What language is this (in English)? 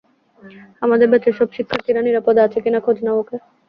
Bangla